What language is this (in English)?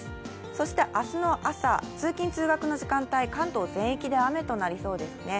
Japanese